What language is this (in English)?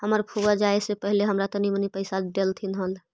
Magahi